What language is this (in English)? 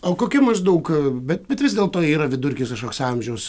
Lithuanian